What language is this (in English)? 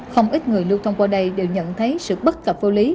Vietnamese